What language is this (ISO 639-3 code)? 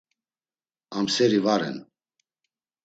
lzz